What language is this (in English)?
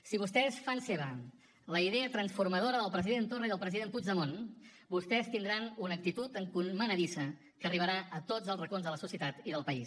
Catalan